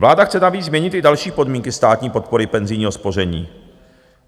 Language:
Czech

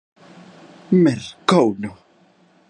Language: Galician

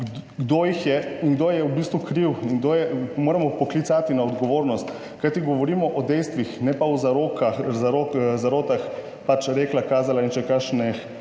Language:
Slovenian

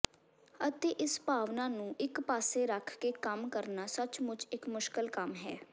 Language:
Punjabi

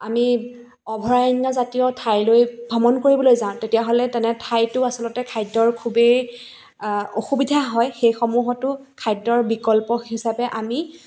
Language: Assamese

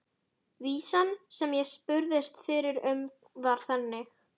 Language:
Icelandic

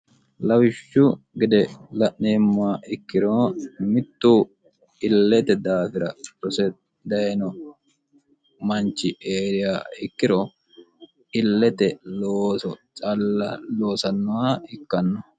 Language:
Sidamo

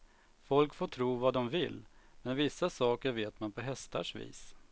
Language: Swedish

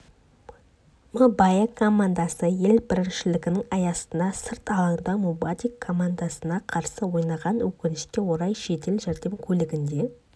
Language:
Kazakh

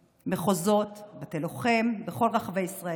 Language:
Hebrew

